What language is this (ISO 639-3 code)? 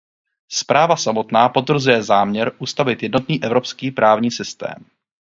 ces